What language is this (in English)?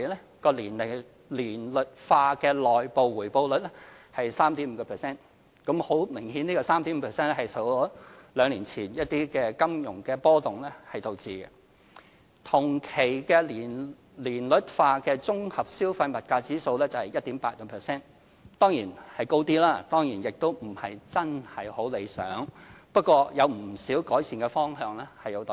Cantonese